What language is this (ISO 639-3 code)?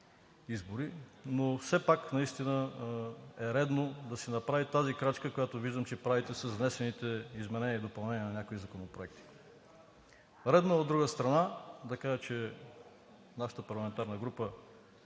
bul